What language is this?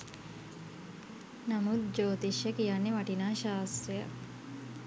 Sinhala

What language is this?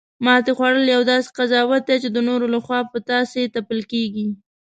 Pashto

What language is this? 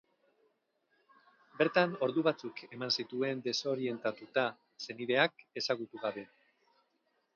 Basque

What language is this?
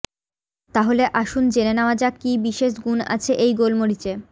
Bangla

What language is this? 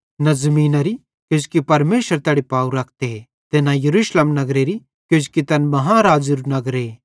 Bhadrawahi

